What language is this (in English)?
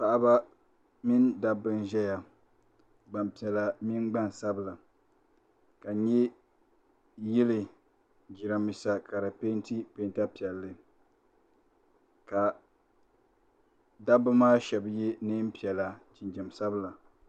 Dagbani